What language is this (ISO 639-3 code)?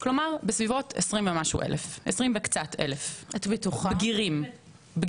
heb